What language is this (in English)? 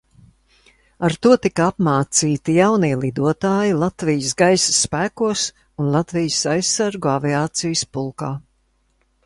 Latvian